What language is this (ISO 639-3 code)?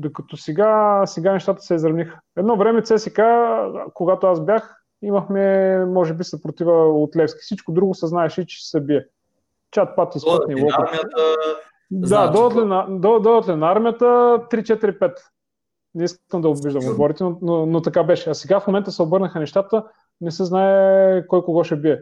bul